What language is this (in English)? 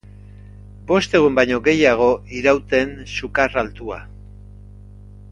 Basque